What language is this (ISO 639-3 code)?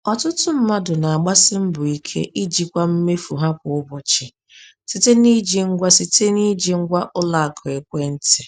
ibo